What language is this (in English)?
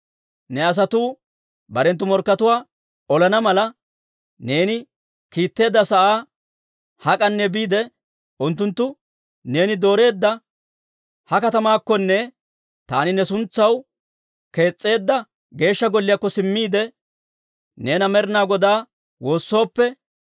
Dawro